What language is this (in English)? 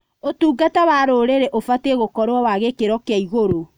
Kikuyu